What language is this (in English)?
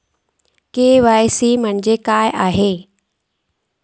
Marathi